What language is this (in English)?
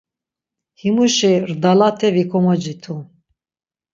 Laz